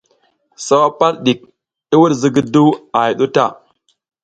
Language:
South Giziga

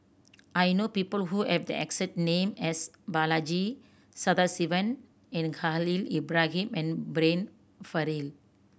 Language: English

